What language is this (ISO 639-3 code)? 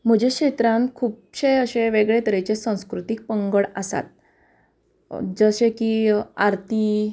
kok